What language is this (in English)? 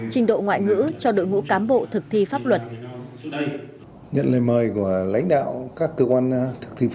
Vietnamese